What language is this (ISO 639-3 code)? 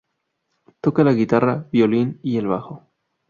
spa